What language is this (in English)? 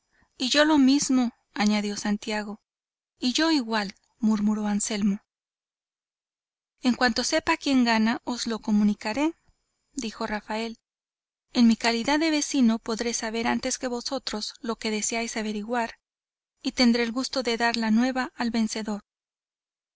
Spanish